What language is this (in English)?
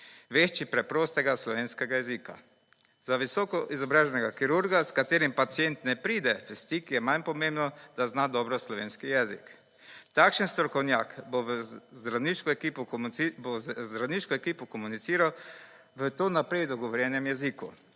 Slovenian